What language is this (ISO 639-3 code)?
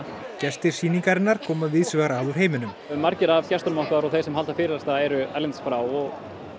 isl